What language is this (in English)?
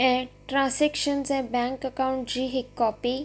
Sindhi